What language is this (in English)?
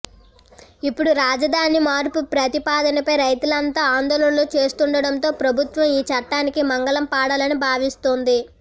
Telugu